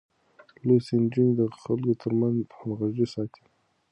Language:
Pashto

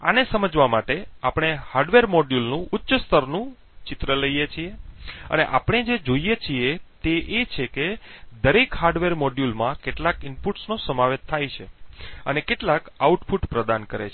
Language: Gujarati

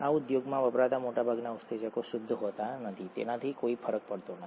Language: Gujarati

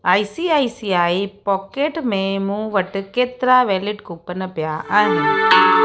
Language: Sindhi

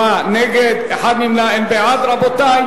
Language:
Hebrew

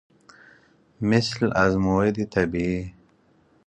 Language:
Persian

